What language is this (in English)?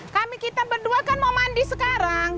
Indonesian